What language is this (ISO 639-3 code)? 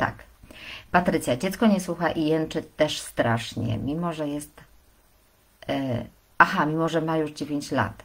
pol